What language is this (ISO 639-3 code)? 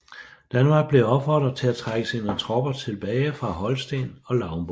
dan